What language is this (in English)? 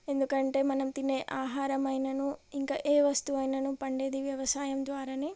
Telugu